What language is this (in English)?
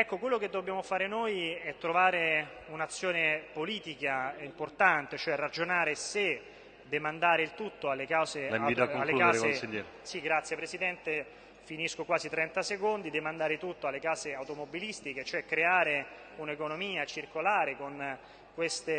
Italian